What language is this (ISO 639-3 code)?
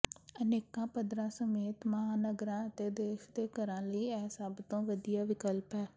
pan